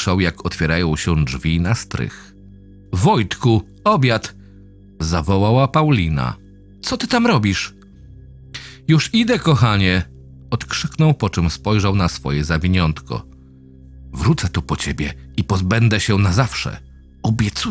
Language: Polish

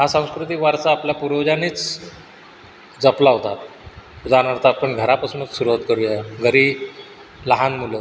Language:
Marathi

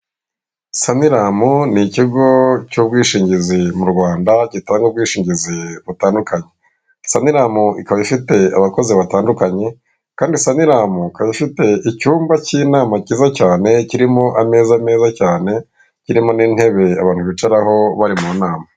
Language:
Kinyarwanda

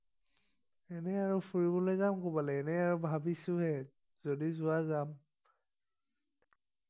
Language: Assamese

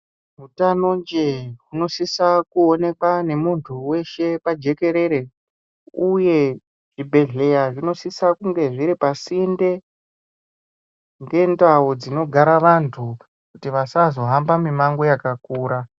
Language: Ndau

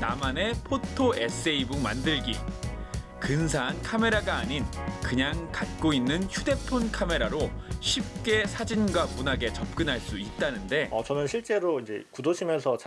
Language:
Korean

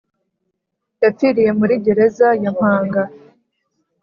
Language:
Kinyarwanda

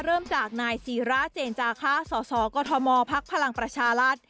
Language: Thai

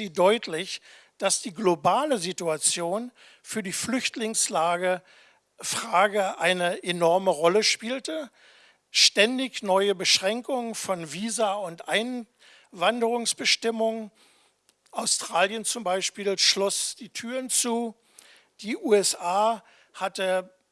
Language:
German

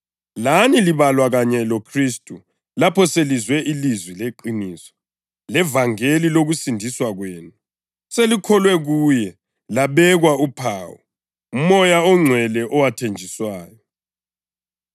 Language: North Ndebele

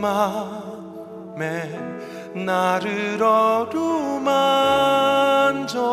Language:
Korean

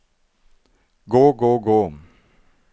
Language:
Norwegian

